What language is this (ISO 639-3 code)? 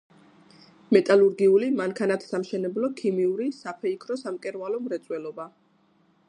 kat